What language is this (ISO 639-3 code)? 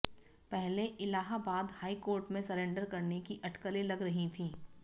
hin